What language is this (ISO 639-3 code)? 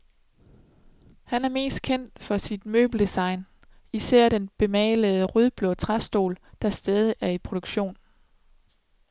dan